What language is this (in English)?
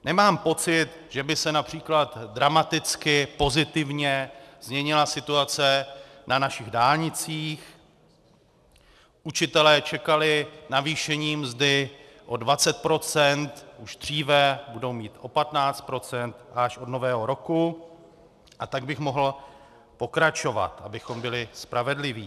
Czech